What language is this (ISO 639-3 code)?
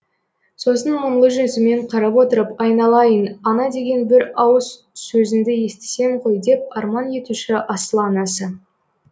kaz